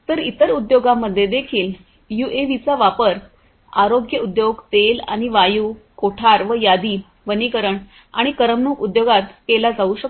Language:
Marathi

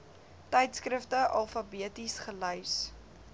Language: Afrikaans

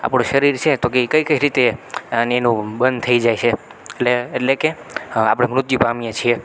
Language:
Gujarati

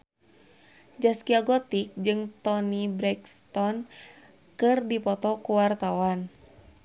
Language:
Sundanese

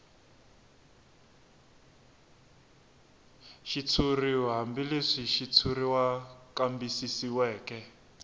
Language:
Tsonga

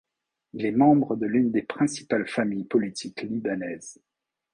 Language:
French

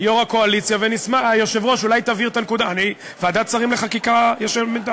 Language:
Hebrew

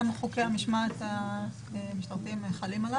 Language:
Hebrew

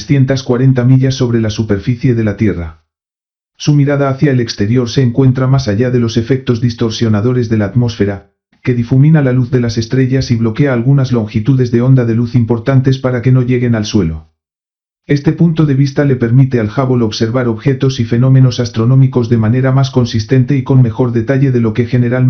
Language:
Spanish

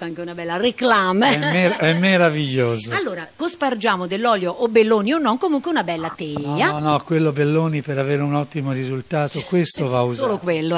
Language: Italian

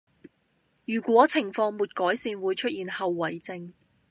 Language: Cantonese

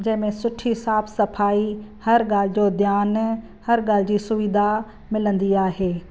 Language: Sindhi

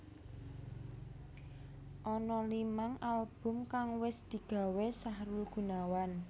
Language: Javanese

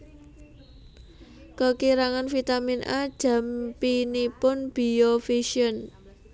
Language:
Javanese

